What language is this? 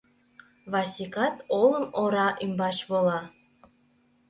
Mari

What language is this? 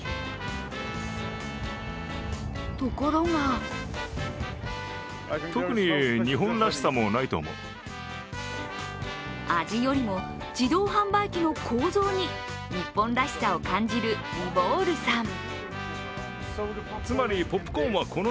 Japanese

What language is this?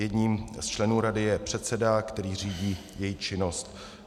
Czech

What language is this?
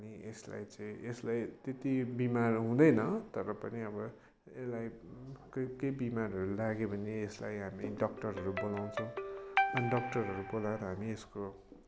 Nepali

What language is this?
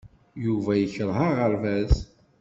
Kabyle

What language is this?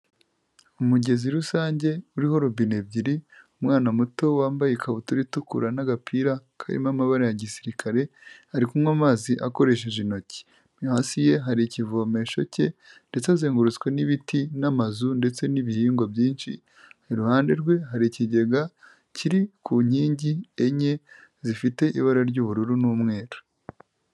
Kinyarwanda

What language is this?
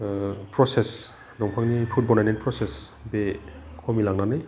Bodo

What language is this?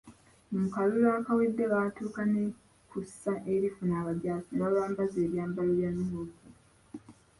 Ganda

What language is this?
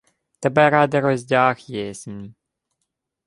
Ukrainian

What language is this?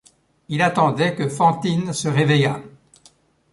French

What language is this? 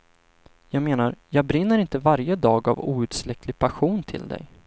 Swedish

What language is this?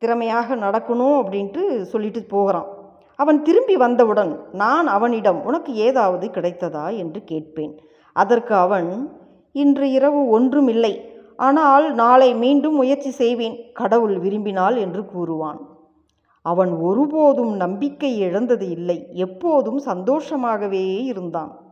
Tamil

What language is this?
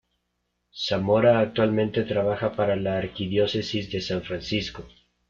Spanish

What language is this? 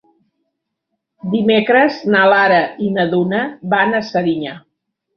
Catalan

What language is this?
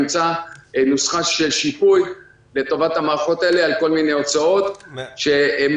Hebrew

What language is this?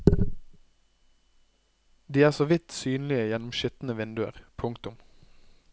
Norwegian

